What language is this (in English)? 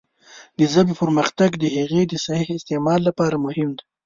Pashto